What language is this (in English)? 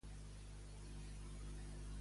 Catalan